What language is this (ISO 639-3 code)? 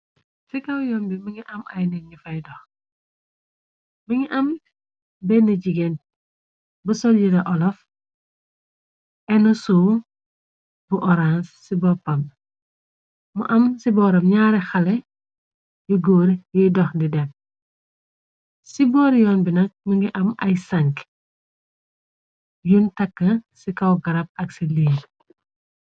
wol